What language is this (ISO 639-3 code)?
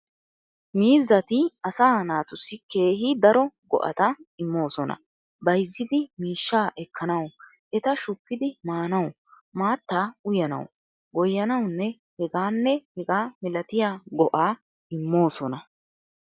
wal